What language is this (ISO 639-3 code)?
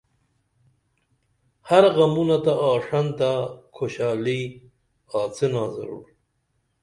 dml